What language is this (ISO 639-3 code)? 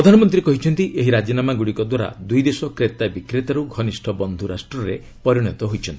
ori